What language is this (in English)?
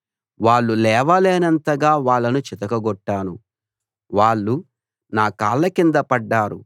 Telugu